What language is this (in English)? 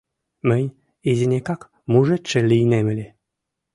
Mari